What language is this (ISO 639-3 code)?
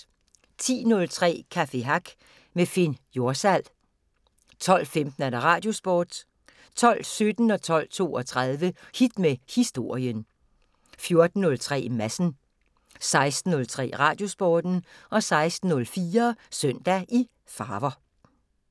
dan